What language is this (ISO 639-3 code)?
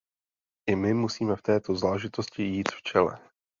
ces